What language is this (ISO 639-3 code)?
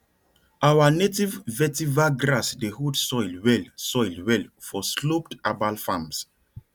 pcm